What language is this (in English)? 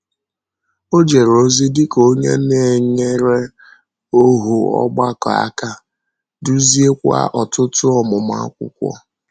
Igbo